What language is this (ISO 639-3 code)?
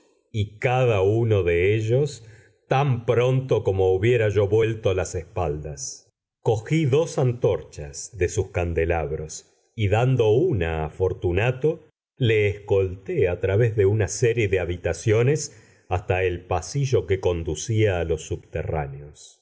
spa